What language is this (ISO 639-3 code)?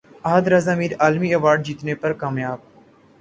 urd